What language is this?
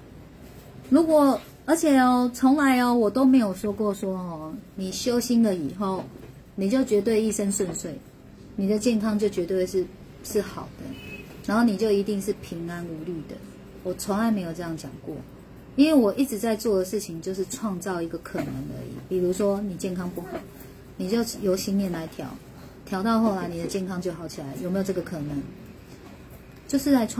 Chinese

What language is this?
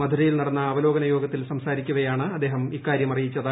Malayalam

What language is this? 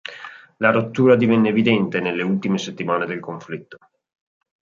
Italian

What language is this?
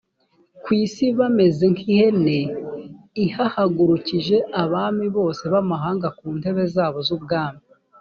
Kinyarwanda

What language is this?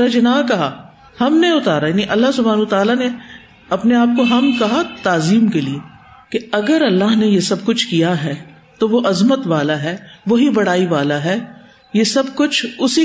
Urdu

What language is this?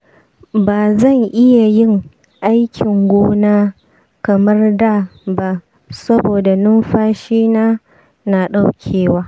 Hausa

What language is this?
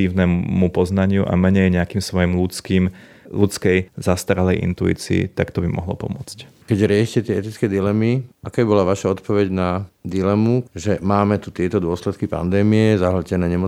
Slovak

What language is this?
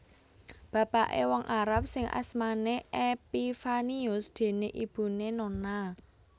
Javanese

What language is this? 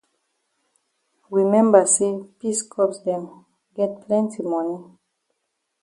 Cameroon Pidgin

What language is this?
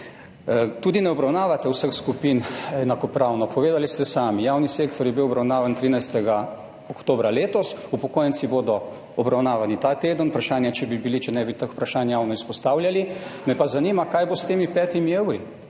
Slovenian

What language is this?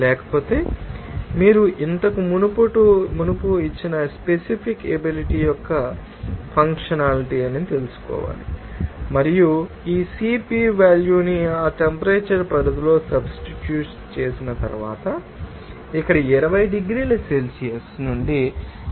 Telugu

